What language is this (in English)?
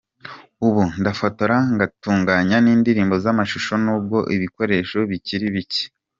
Kinyarwanda